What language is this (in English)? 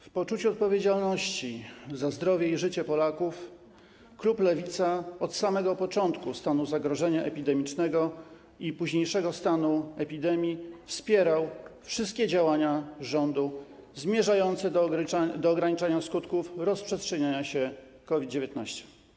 Polish